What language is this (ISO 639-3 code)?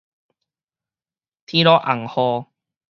nan